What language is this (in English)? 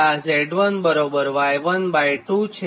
Gujarati